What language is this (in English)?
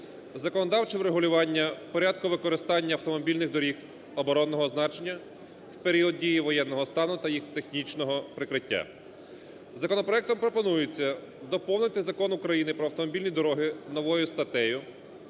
Ukrainian